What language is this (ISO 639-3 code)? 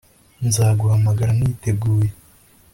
kin